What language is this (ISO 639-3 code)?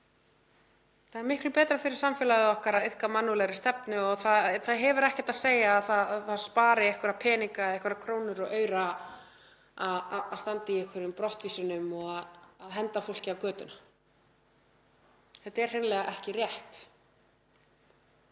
isl